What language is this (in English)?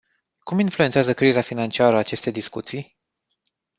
Romanian